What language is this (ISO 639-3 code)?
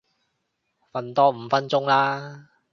yue